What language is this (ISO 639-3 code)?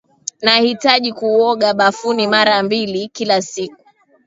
swa